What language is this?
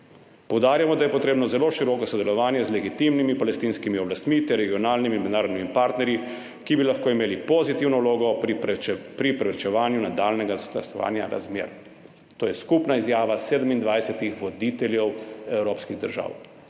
Slovenian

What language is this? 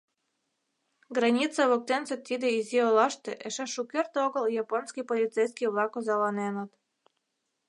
Mari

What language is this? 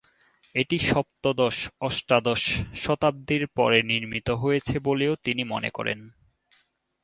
Bangla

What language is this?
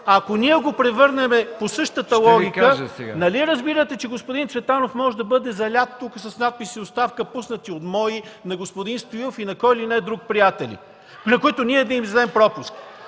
Bulgarian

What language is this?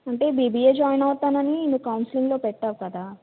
Telugu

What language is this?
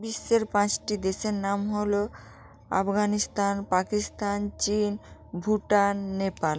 Bangla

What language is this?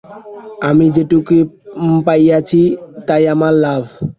Bangla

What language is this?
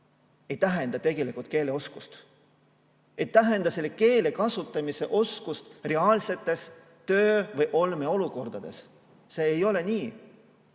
Estonian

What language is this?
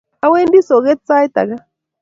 Kalenjin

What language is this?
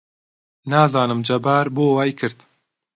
Central Kurdish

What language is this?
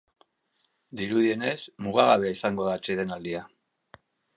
Basque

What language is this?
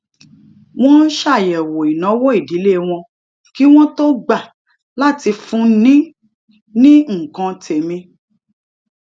Yoruba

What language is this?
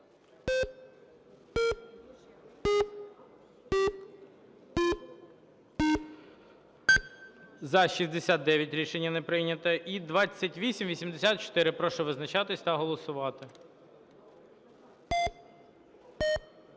Ukrainian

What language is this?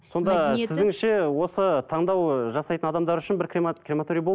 Kazakh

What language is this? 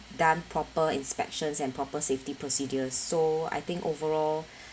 English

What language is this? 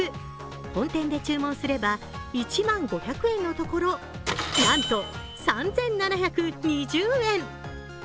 Japanese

